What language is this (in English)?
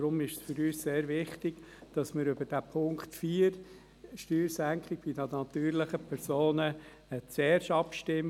Swiss German